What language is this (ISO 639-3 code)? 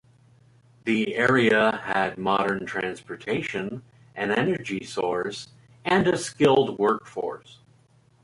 eng